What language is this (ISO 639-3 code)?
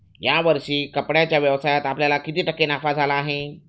mar